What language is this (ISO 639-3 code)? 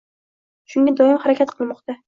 uzb